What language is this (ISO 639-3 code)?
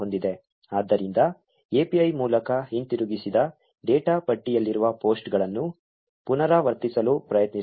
kan